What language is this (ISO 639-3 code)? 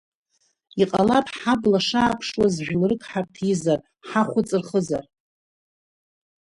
abk